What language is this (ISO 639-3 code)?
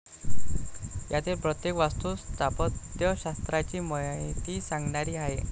mar